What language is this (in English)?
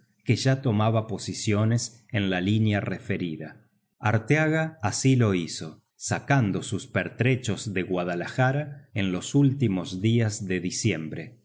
Spanish